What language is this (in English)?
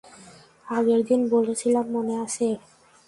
Bangla